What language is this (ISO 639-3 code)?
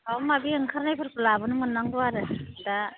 brx